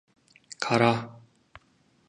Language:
Korean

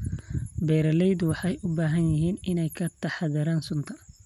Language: Somali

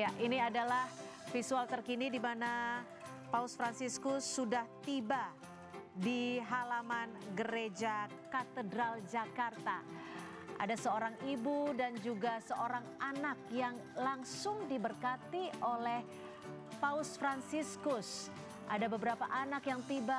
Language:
Indonesian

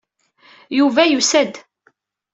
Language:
Kabyle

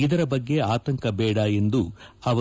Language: Kannada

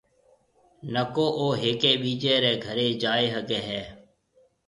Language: Marwari (Pakistan)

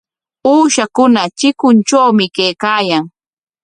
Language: Corongo Ancash Quechua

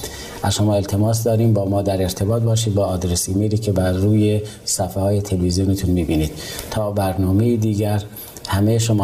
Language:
Persian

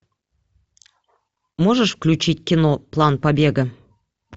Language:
Russian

